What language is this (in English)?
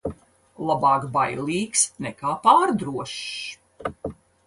Latvian